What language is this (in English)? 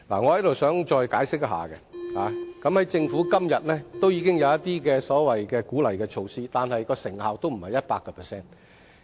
Cantonese